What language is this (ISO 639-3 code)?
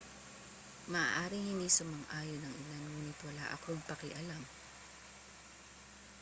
fil